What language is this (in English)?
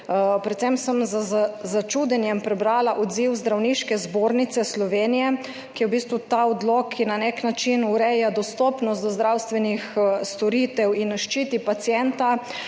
Slovenian